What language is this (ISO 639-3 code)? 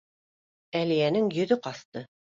bak